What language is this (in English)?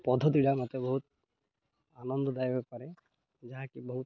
Odia